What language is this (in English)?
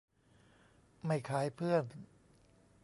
Thai